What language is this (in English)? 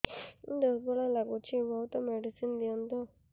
Odia